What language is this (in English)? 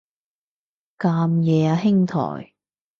Cantonese